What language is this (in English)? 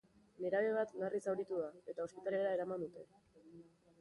Basque